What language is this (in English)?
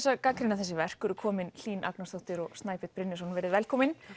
Icelandic